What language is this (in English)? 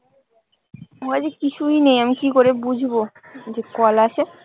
Bangla